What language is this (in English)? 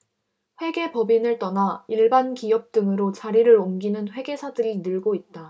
Korean